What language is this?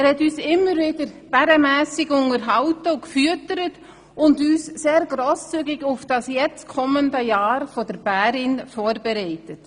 Swiss German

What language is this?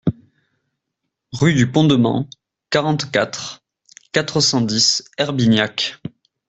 French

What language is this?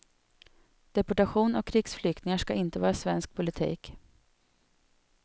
Swedish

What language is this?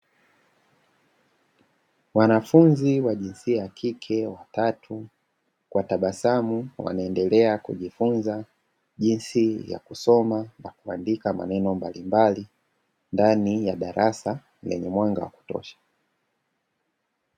Swahili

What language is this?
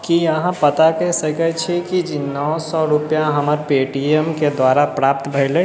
Maithili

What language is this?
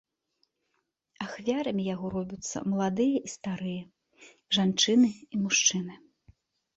Belarusian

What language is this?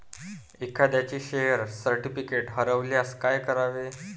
Marathi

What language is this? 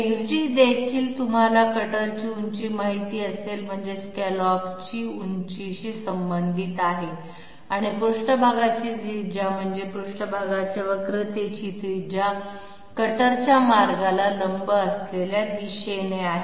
Marathi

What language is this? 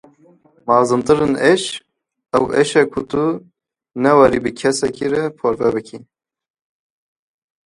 Kurdish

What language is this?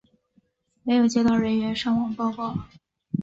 Chinese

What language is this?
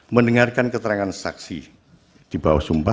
Indonesian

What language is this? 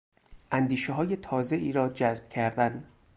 Persian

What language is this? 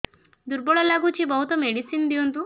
Odia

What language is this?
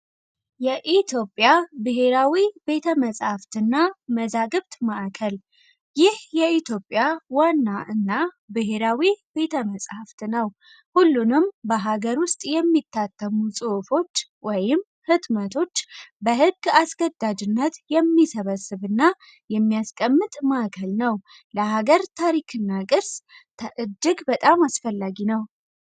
Amharic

